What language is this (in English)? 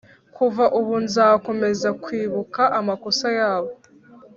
Kinyarwanda